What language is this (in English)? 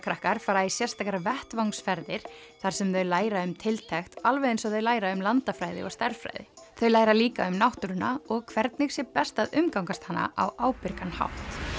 Icelandic